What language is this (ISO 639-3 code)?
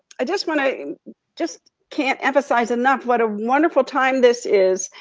eng